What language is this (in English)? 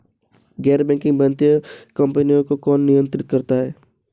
Hindi